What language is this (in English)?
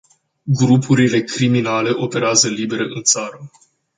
Romanian